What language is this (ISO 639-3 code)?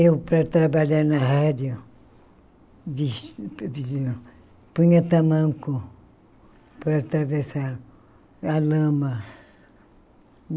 por